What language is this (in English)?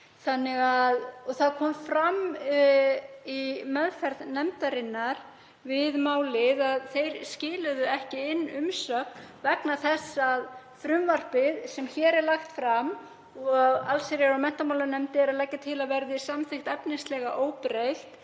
Icelandic